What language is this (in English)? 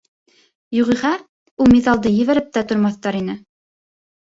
Bashkir